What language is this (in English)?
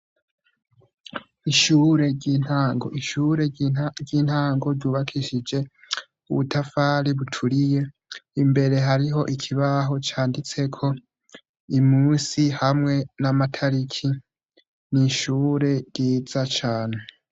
Rundi